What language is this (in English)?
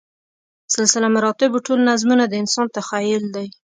Pashto